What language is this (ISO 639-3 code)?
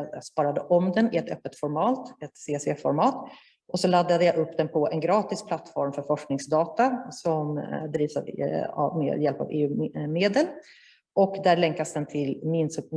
swe